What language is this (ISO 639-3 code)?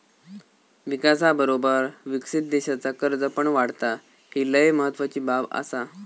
mar